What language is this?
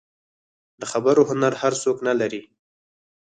Pashto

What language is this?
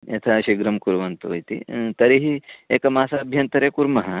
Sanskrit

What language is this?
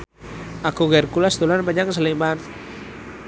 Javanese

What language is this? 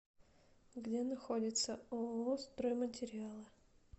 Russian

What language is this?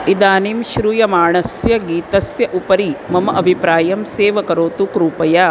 Sanskrit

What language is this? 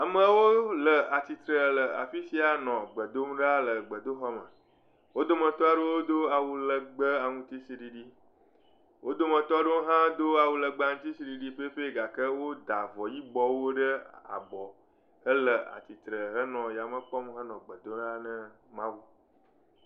Ewe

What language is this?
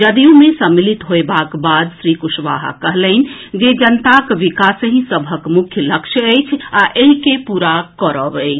Maithili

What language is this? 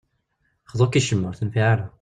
Kabyle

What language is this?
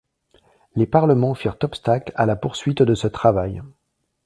French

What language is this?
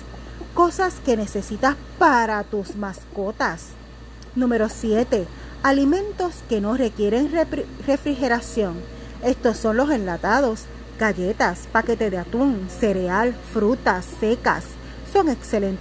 Spanish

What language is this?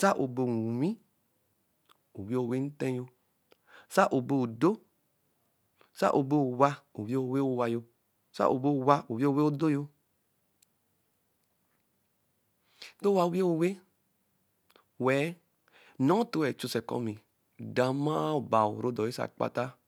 Eleme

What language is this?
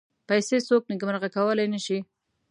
Pashto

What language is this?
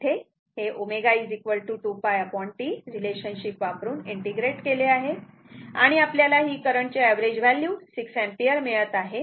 Marathi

